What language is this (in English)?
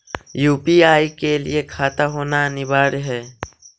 Magahi